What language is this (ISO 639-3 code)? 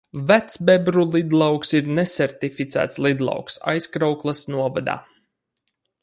lav